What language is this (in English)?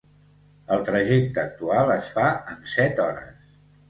Catalan